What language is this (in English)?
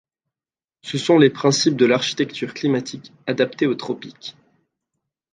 French